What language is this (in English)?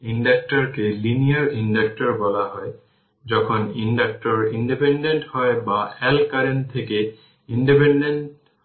Bangla